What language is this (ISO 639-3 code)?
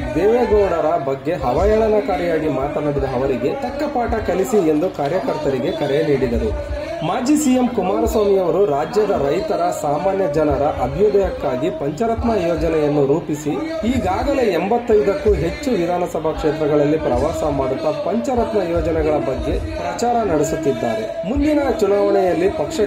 ara